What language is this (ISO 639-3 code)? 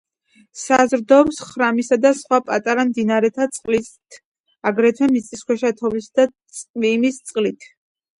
kat